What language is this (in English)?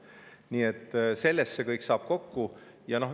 Estonian